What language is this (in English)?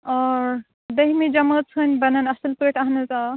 Kashmiri